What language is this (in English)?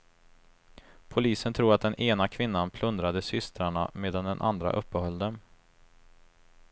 Swedish